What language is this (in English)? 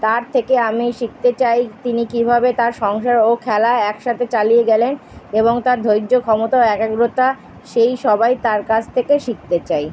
Bangla